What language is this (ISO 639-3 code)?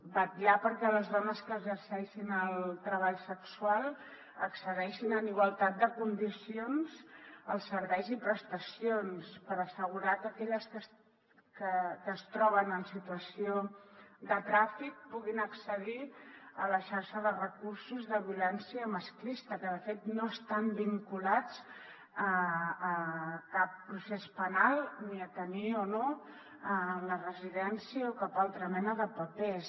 cat